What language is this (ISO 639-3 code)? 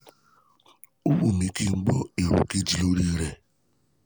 yor